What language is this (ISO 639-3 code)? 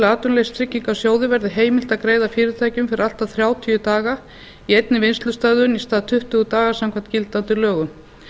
isl